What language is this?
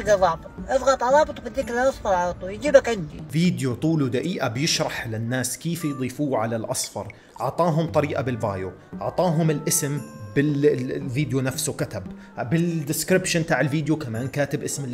Arabic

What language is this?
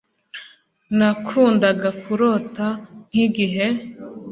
Kinyarwanda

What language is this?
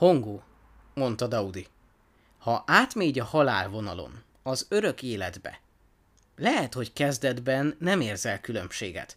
Hungarian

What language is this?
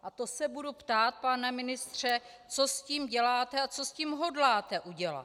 Czech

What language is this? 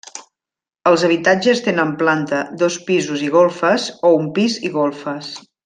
Catalan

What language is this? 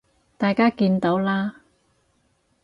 Cantonese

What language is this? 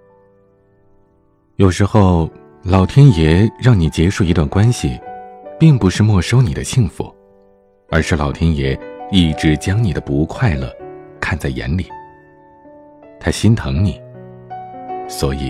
Chinese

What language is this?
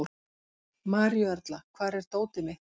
Icelandic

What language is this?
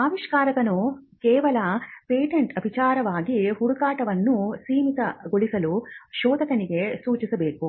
Kannada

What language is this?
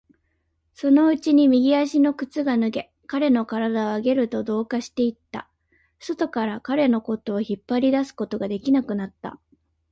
Japanese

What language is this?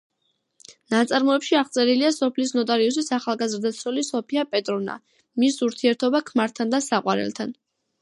Georgian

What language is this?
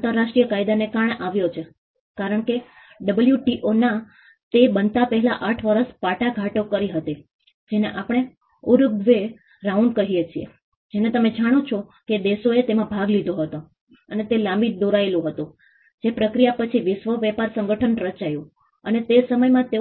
Gujarati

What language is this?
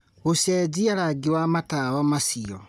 Kikuyu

